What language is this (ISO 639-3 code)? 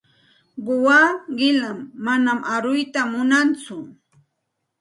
qxt